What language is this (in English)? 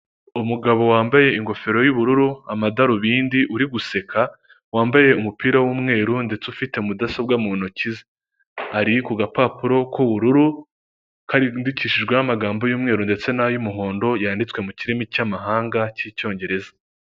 Kinyarwanda